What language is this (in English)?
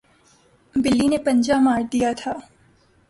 Urdu